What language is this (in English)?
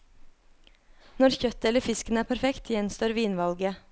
Norwegian